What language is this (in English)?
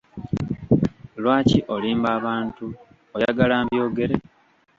Ganda